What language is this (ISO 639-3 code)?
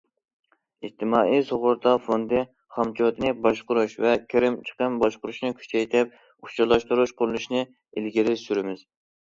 uig